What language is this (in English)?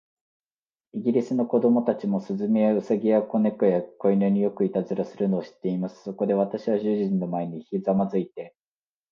Japanese